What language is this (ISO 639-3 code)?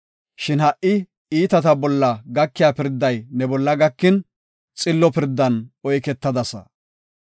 gof